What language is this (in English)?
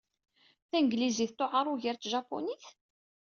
Kabyle